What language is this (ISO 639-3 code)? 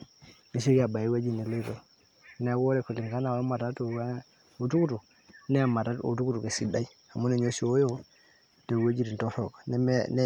mas